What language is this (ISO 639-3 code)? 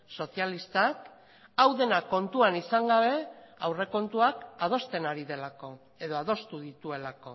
eus